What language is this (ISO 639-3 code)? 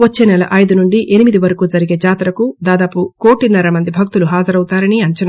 tel